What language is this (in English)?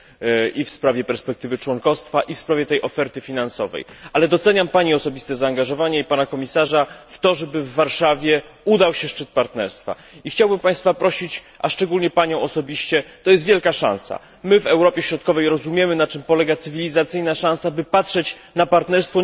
Polish